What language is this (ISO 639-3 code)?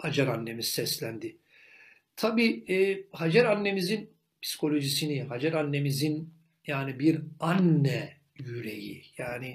tur